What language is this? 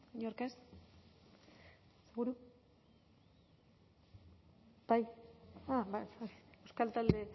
Basque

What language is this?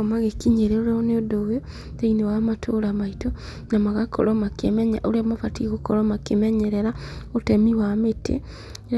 Kikuyu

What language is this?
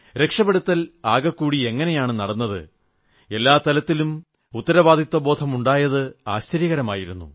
Malayalam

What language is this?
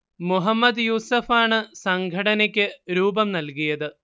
Malayalam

